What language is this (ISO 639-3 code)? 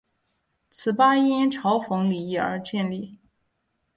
zho